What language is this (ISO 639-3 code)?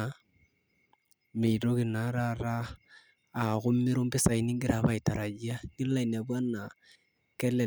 mas